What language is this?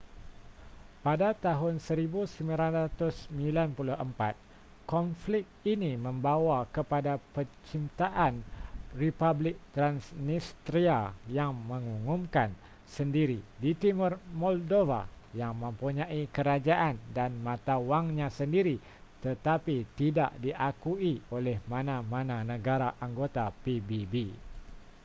Malay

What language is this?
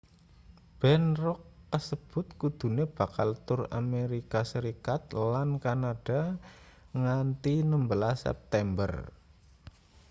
Javanese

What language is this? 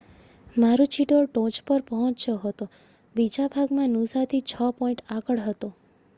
Gujarati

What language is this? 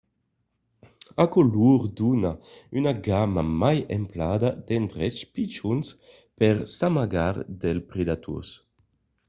Occitan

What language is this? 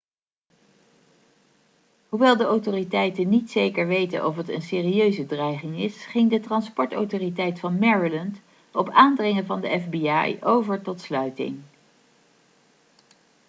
Dutch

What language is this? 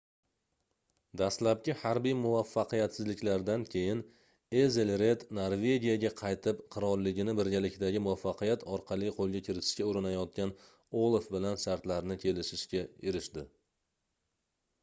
Uzbek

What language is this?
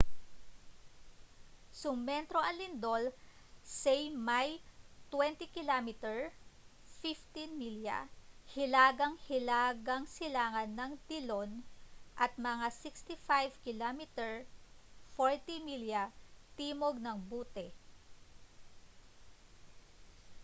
Filipino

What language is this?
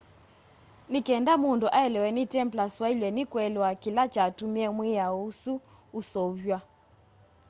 Kamba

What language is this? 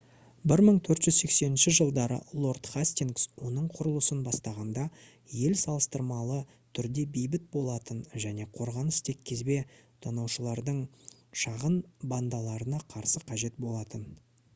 Kazakh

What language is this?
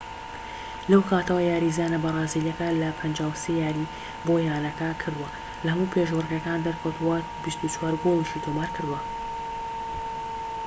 Central Kurdish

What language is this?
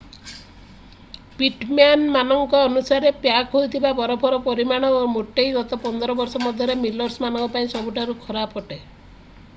Odia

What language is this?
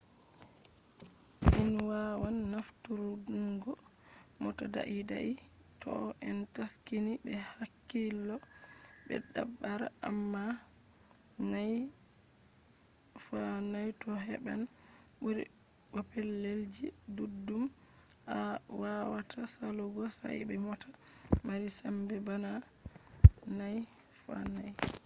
Fula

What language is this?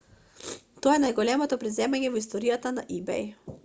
Macedonian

